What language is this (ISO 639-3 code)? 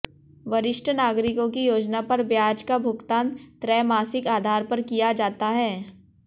hin